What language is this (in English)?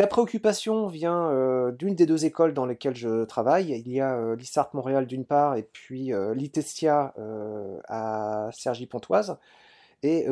French